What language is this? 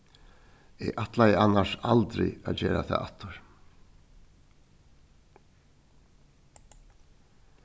Faroese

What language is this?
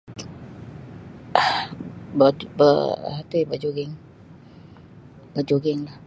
Sabah Bisaya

